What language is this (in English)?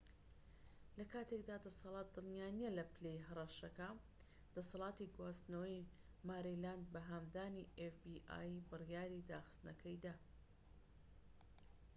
Central Kurdish